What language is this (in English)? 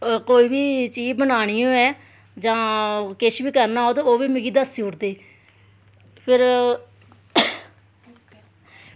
Dogri